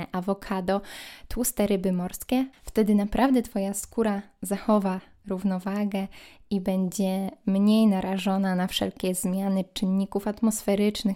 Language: Polish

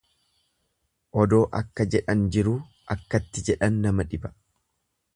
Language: Oromo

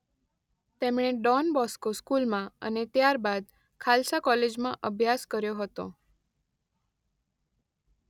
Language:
Gujarati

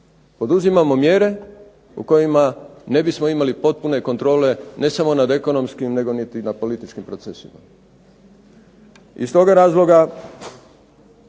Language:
Croatian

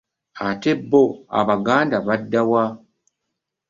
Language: Ganda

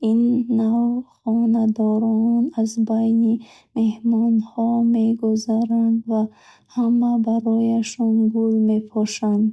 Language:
Bukharic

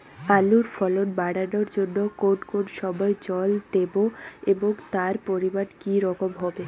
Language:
Bangla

